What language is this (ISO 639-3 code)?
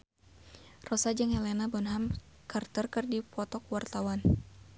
sun